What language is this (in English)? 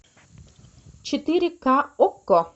Russian